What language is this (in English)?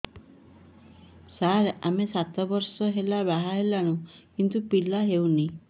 Odia